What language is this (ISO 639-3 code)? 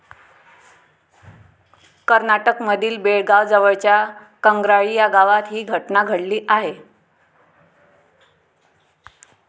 mar